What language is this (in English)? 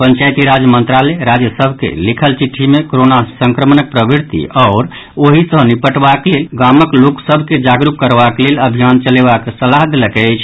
Maithili